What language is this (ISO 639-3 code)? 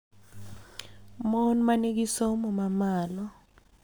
luo